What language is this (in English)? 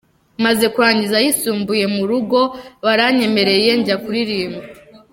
Kinyarwanda